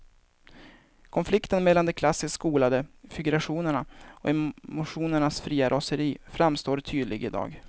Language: Swedish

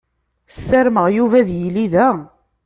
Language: Kabyle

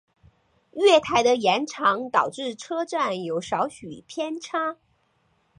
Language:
Chinese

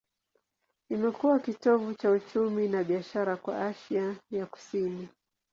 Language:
Swahili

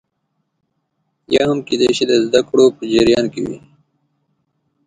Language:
Pashto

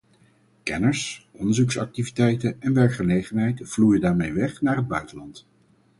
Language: Dutch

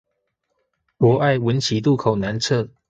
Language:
Chinese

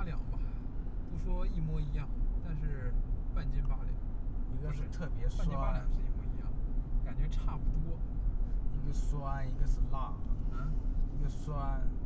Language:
Chinese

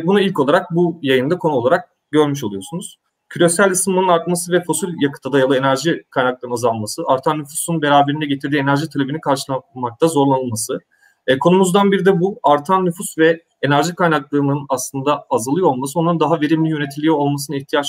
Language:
Turkish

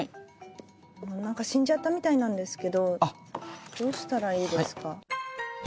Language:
Japanese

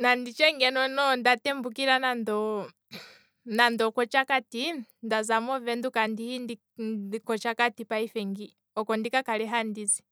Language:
Kwambi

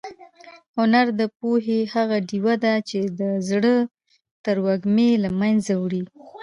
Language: Pashto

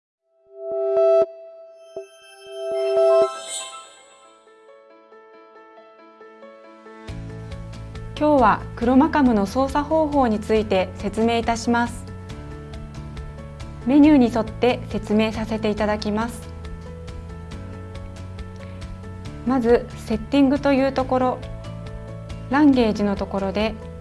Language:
Japanese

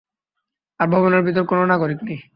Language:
Bangla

